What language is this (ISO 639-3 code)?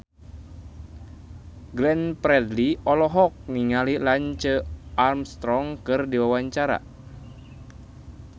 sun